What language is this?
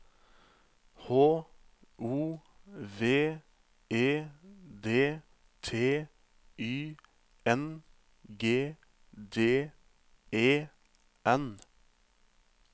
Norwegian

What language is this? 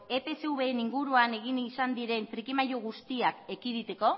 Basque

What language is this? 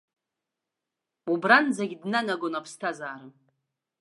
Abkhazian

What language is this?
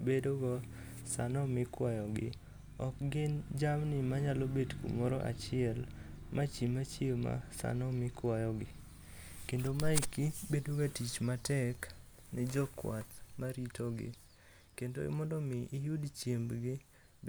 Luo (Kenya and Tanzania)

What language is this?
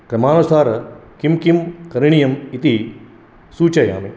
Sanskrit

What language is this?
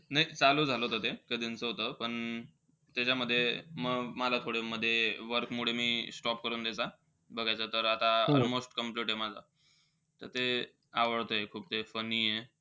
Marathi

